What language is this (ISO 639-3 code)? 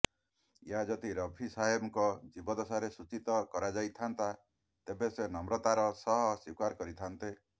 ori